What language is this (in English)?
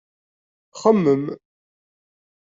Kabyle